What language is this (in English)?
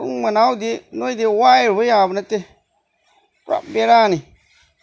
Manipuri